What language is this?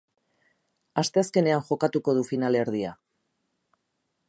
Basque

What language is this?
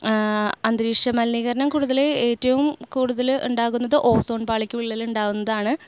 Malayalam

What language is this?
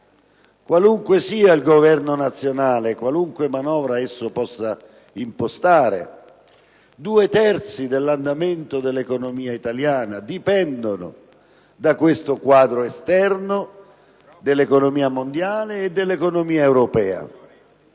Italian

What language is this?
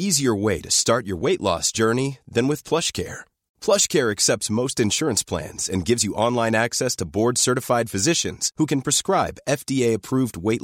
Filipino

